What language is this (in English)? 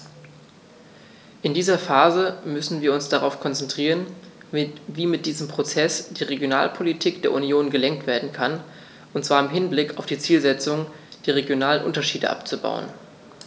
German